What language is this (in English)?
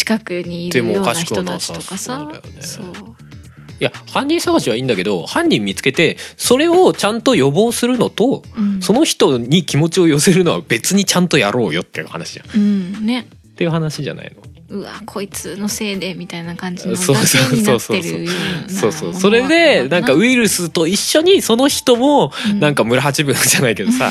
Japanese